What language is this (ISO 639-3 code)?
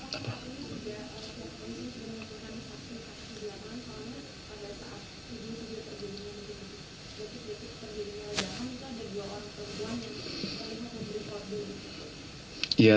ind